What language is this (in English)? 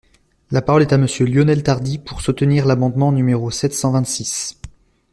French